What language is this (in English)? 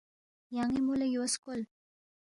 Balti